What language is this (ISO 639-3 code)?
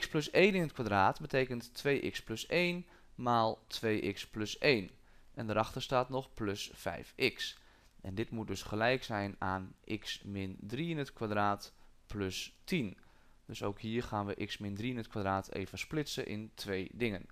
nld